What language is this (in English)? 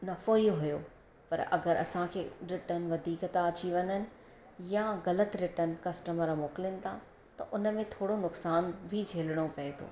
Sindhi